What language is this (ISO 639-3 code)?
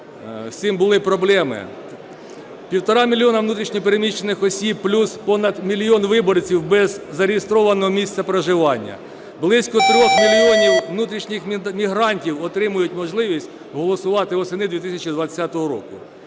ukr